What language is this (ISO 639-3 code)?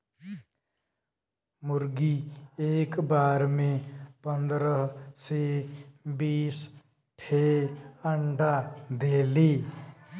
bho